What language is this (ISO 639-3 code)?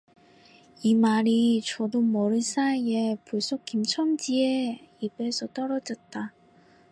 kor